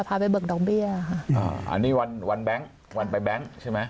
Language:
Thai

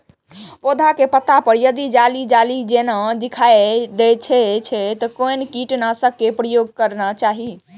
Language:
Maithili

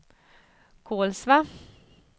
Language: Swedish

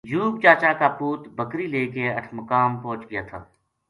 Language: Gujari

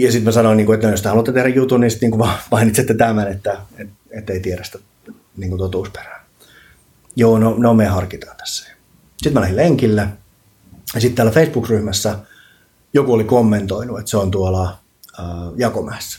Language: Finnish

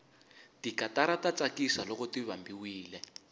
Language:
Tsonga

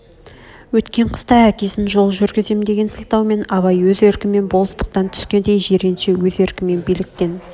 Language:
Kazakh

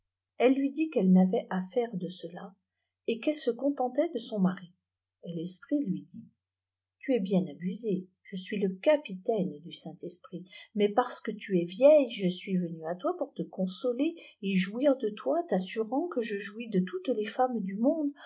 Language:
French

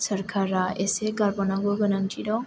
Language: Bodo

